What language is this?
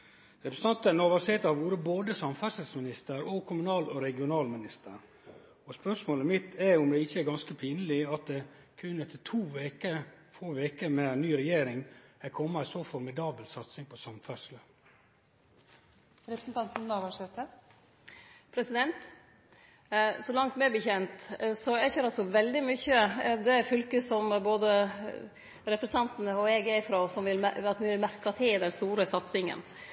Norwegian Nynorsk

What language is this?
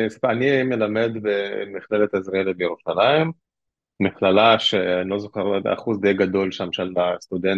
Hebrew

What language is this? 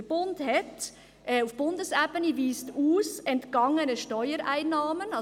Swiss German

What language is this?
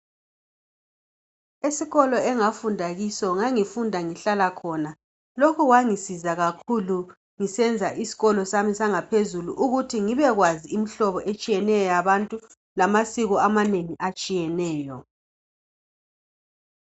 North Ndebele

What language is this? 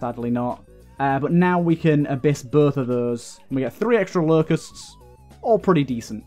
English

